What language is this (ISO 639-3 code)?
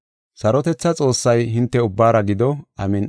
gof